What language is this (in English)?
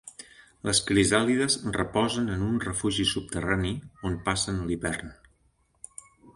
Catalan